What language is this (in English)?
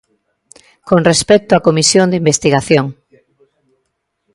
Galician